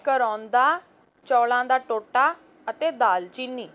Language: Punjabi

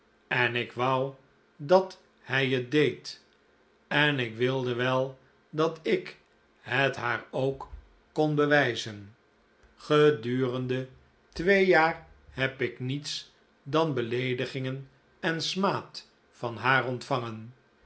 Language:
Dutch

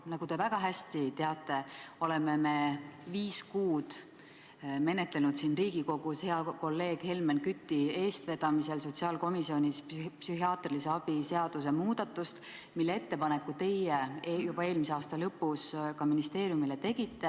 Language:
Estonian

